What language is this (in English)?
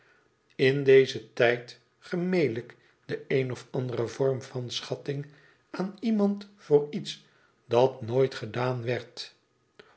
Dutch